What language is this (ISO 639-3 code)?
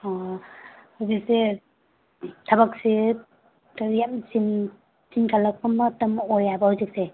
mni